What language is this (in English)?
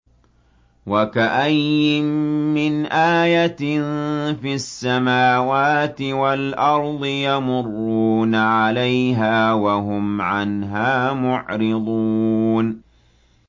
Arabic